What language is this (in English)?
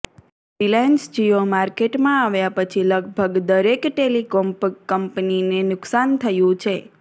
Gujarati